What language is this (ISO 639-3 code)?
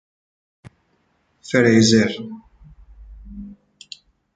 fas